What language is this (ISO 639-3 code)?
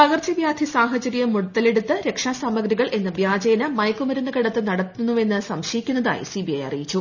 mal